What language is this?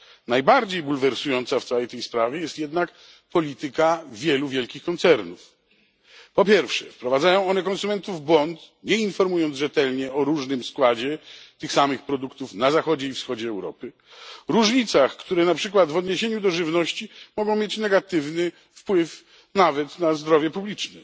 Polish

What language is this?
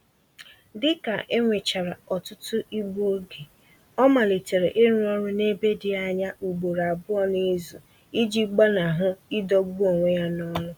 Igbo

